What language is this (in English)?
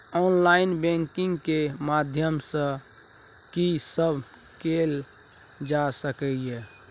Maithili